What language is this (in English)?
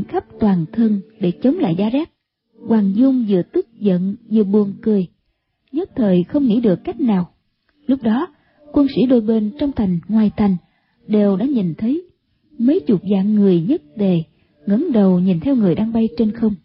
Vietnamese